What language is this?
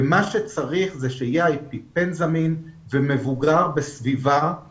Hebrew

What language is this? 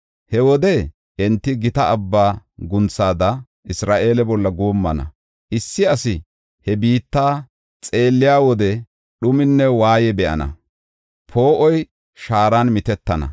Gofa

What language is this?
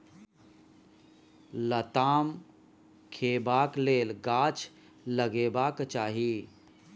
Maithili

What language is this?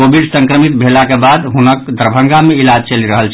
Maithili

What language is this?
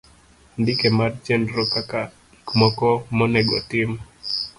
Luo (Kenya and Tanzania)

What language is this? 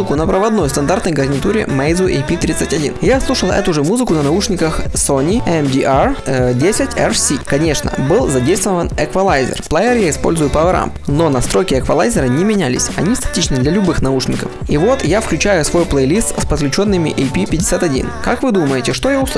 Russian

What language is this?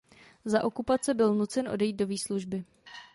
Czech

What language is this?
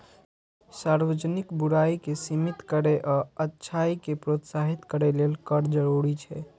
Maithili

